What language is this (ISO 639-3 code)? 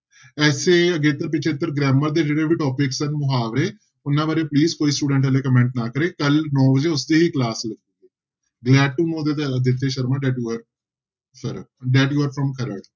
pan